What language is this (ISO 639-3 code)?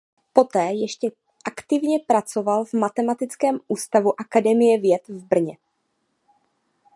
ces